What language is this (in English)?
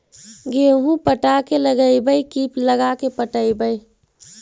Magahi